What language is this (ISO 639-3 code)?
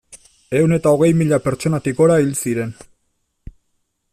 eus